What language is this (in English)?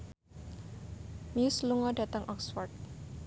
Javanese